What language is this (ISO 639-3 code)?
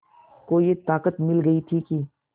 hin